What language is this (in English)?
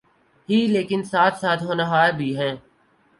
Urdu